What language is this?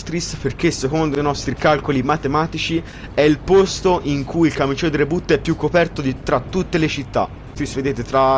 Italian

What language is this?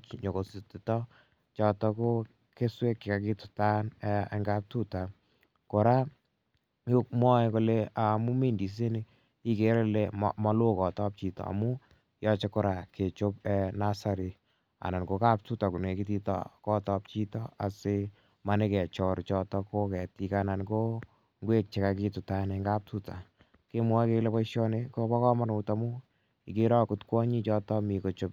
Kalenjin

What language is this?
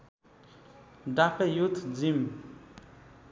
Nepali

